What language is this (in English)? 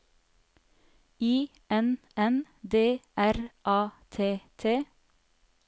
Norwegian